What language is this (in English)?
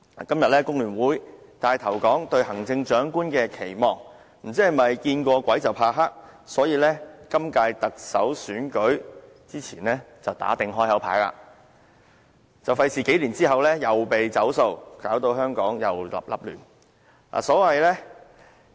Cantonese